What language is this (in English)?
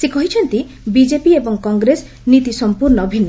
Odia